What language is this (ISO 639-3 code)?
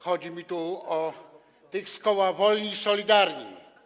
pol